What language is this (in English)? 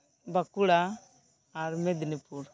Santali